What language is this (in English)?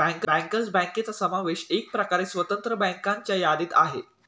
Marathi